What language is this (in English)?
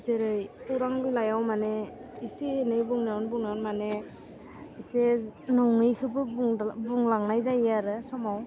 Bodo